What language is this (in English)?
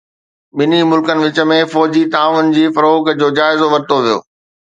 Sindhi